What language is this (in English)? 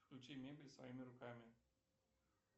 Russian